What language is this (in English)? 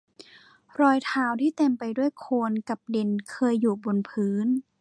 Thai